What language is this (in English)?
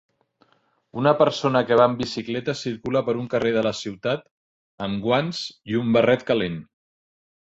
Catalan